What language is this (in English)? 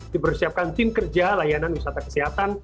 Indonesian